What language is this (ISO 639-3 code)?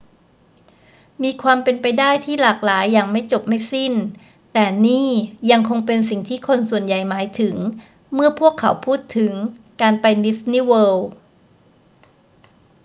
tha